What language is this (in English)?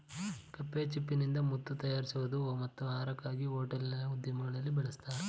Kannada